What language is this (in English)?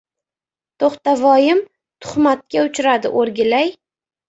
Uzbek